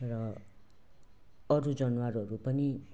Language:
Nepali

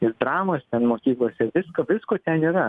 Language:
Lithuanian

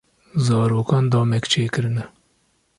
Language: Kurdish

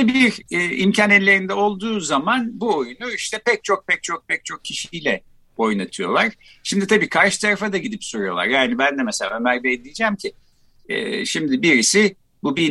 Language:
Turkish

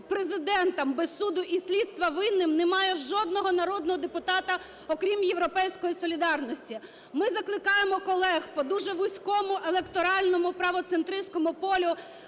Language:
Ukrainian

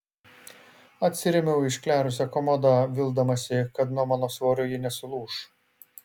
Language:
Lithuanian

